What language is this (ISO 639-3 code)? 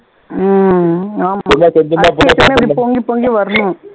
tam